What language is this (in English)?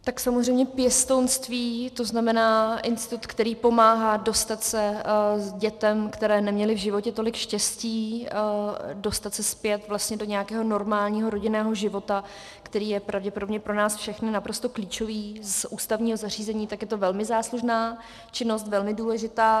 Czech